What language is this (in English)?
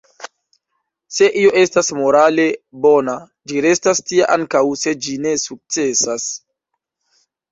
Esperanto